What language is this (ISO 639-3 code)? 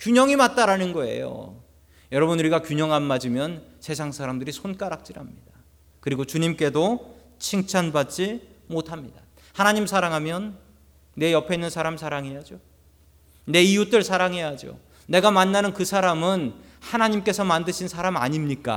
kor